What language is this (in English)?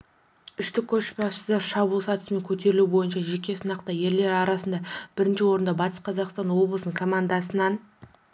Kazakh